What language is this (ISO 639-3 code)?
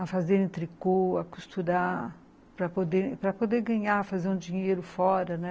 por